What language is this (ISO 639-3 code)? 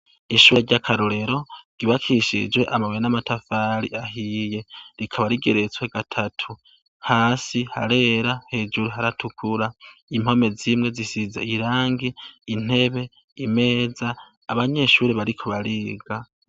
run